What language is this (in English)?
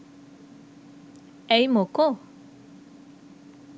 Sinhala